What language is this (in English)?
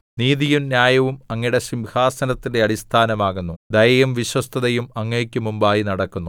Malayalam